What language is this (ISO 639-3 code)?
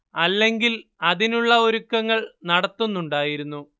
mal